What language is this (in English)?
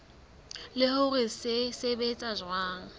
Southern Sotho